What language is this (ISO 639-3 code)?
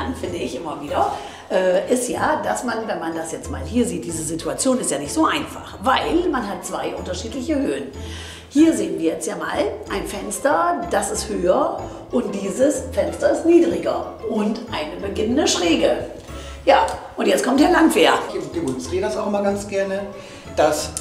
deu